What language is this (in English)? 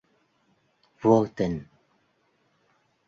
Vietnamese